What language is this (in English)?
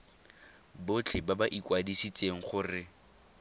Tswana